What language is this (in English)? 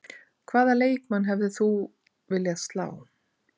Icelandic